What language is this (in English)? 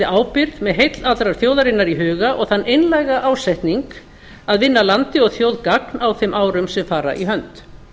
Icelandic